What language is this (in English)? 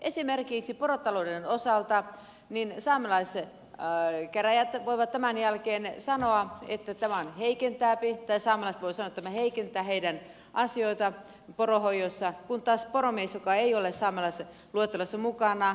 Finnish